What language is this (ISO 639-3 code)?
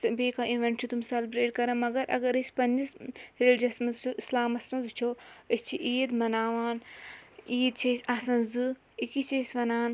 kas